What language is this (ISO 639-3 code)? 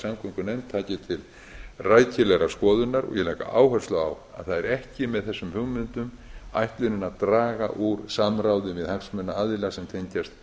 isl